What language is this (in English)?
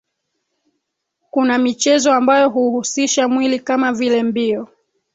Swahili